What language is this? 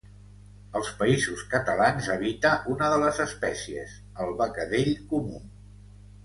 Catalan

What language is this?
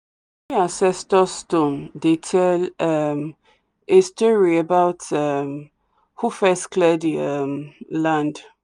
Nigerian Pidgin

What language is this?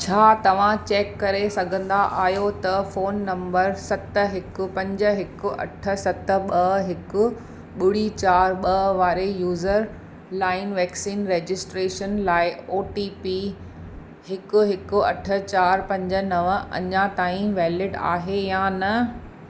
Sindhi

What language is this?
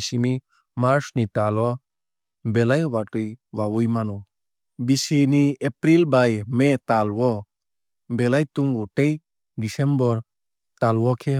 Kok Borok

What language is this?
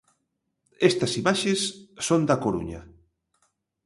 Galician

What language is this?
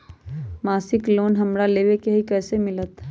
Magahi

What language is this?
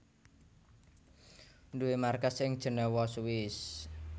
Javanese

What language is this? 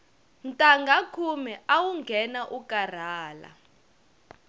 Tsonga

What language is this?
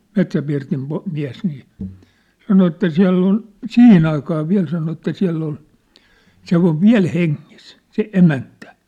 Finnish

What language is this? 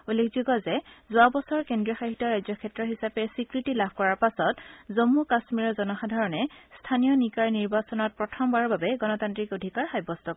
Assamese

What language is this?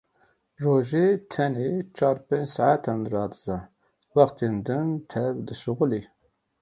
Kurdish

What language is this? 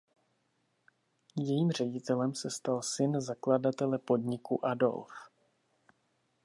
Czech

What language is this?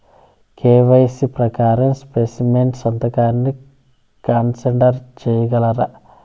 Telugu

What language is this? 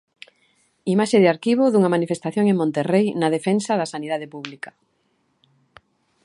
Galician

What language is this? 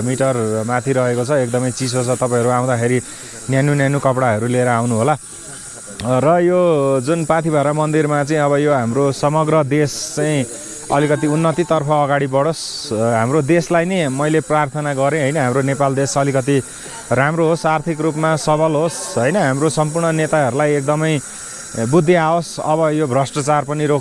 Indonesian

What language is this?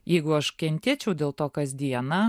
Lithuanian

